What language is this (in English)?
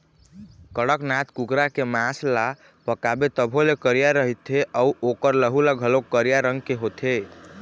Chhattisgarhi